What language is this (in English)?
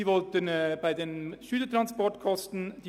Swiss German